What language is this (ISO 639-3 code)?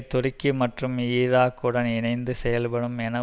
tam